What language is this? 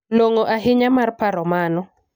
Luo (Kenya and Tanzania)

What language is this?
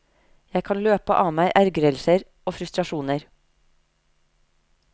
Norwegian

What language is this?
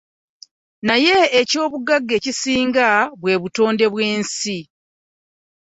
Ganda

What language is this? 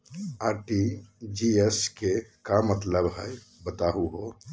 Magahi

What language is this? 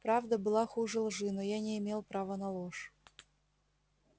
Russian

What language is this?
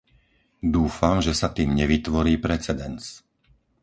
Slovak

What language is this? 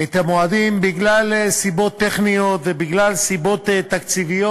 Hebrew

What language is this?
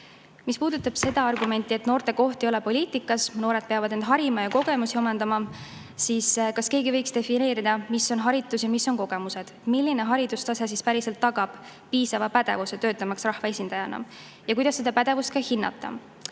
Estonian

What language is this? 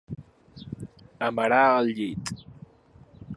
Catalan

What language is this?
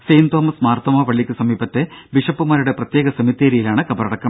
Malayalam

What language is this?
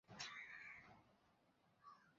Bangla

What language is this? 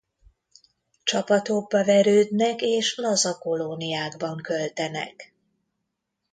Hungarian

